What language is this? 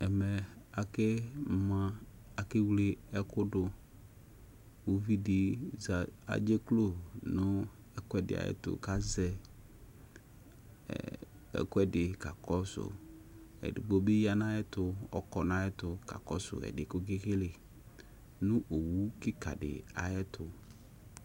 Ikposo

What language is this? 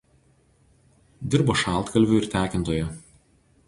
Lithuanian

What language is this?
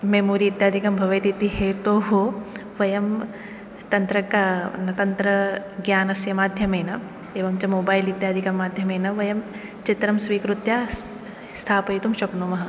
Sanskrit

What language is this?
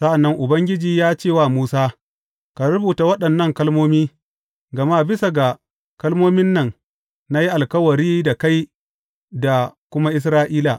Hausa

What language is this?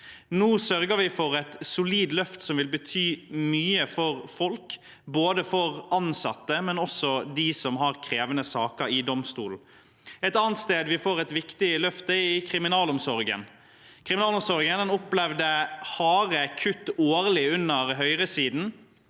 Norwegian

